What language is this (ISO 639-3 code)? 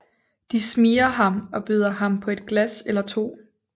dan